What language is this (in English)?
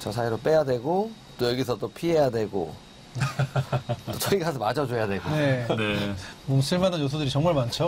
Korean